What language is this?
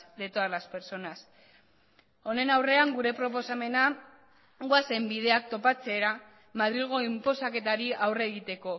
Basque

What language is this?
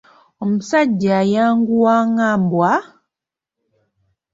Ganda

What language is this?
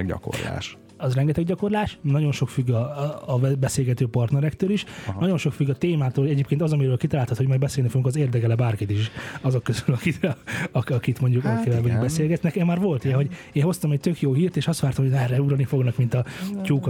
Hungarian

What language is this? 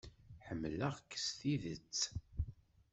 Kabyle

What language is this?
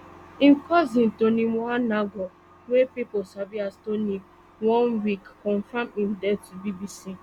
Nigerian Pidgin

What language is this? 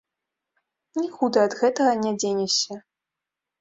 Belarusian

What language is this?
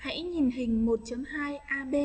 Vietnamese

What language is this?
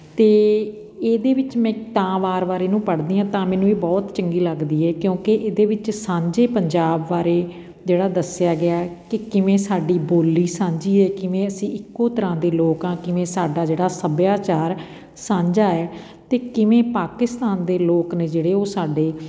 Punjabi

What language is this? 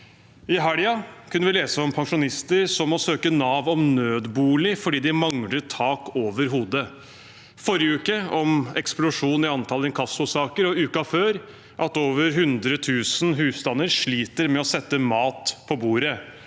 Norwegian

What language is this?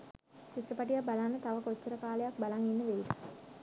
Sinhala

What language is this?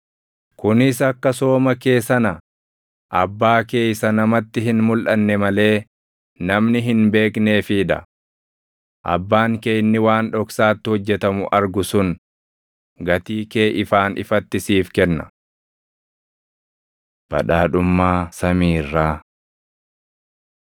Oromo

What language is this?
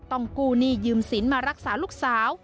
Thai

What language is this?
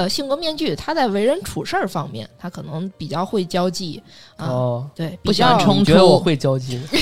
Chinese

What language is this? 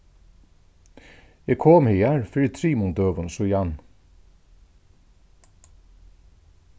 Faroese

